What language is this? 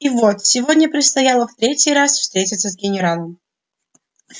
Russian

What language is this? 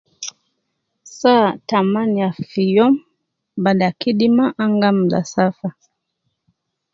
Nubi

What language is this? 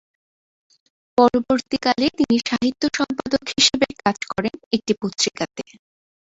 Bangla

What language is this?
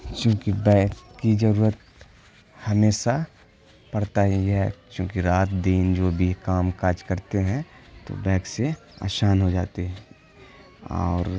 Urdu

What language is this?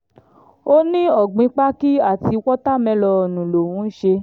Yoruba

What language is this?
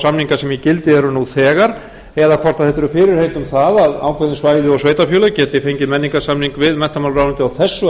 Icelandic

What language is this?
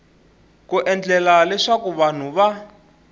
Tsonga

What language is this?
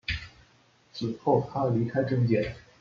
Chinese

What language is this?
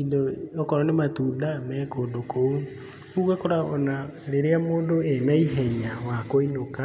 Kikuyu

